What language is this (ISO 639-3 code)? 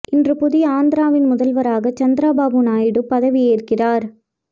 tam